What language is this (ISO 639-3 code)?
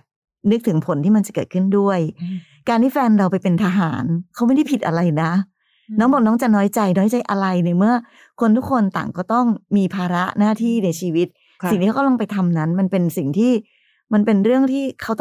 tha